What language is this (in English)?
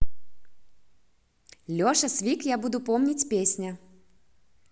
Russian